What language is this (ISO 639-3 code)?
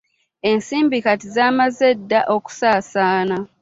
lug